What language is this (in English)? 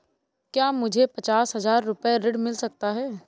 Hindi